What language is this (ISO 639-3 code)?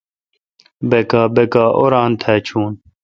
xka